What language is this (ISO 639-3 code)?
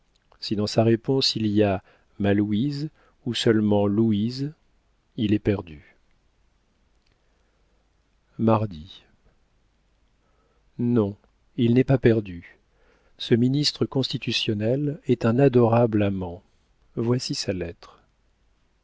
fra